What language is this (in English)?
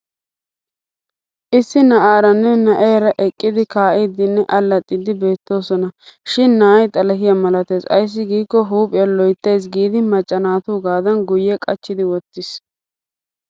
Wolaytta